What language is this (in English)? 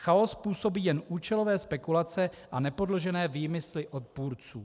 Czech